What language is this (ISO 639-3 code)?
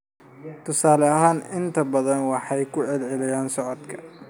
som